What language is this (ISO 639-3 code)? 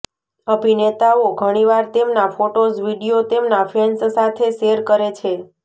guj